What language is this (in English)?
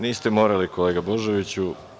Serbian